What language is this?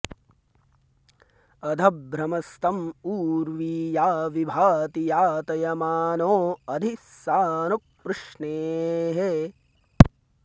Sanskrit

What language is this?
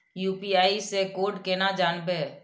Maithili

